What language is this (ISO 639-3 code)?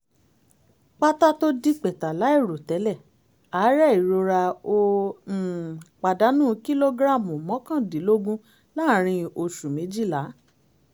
yor